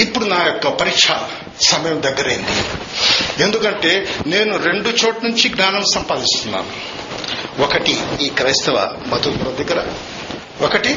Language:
Telugu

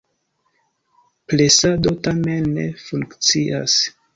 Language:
Esperanto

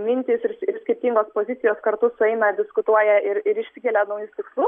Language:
Lithuanian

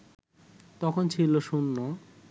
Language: Bangla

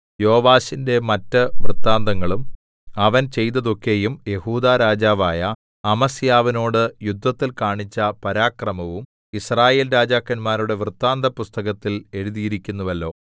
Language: Malayalam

